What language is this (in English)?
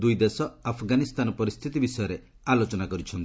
Odia